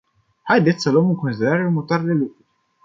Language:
Romanian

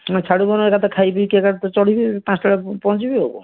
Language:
Odia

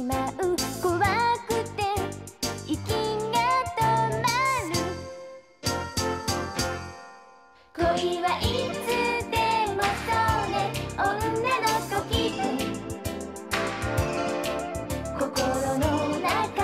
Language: Japanese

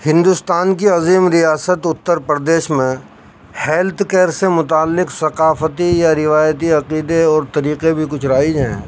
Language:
Urdu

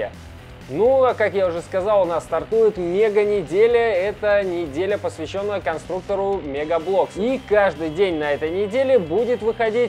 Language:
Russian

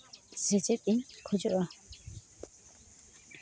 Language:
Santali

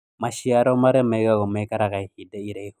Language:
Kikuyu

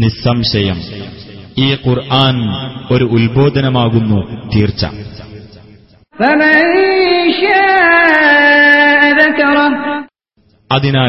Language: Malayalam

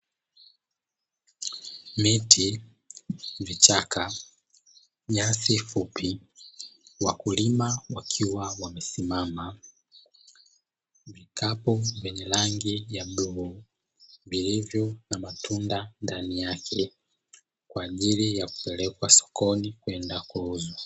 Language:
Swahili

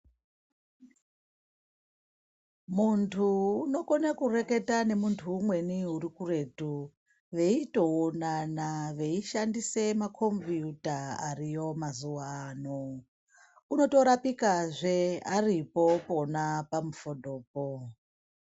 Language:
Ndau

